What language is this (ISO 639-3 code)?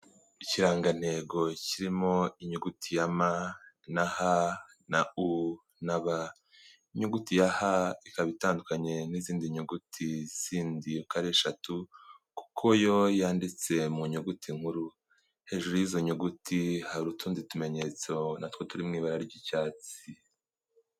kin